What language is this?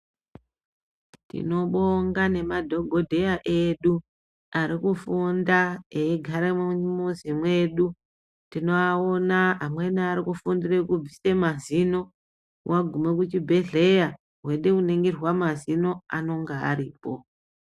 Ndau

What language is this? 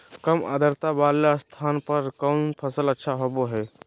Magahi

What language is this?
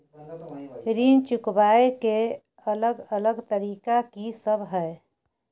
Maithili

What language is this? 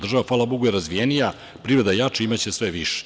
Serbian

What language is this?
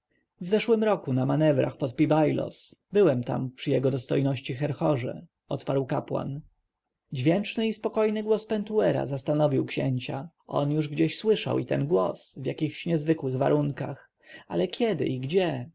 Polish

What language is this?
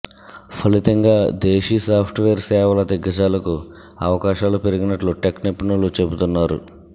Telugu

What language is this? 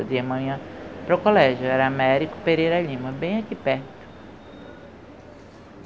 Portuguese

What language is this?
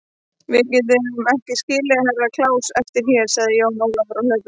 Icelandic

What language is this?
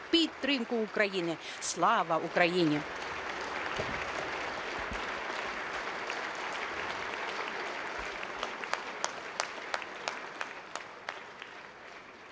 Ukrainian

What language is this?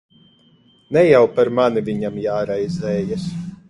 Latvian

